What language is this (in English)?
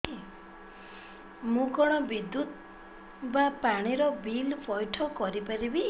Odia